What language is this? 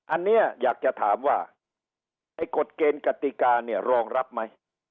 Thai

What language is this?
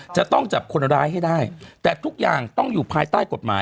Thai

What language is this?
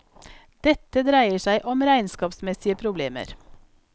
Norwegian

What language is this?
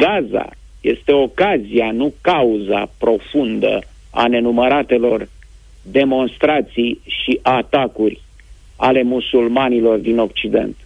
Romanian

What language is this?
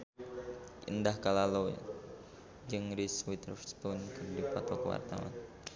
Sundanese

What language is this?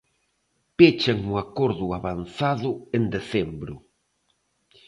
Galician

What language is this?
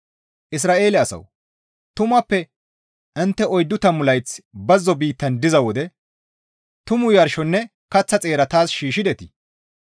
Gamo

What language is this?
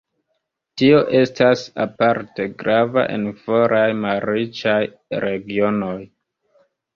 Esperanto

